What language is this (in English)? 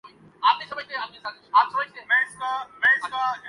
Urdu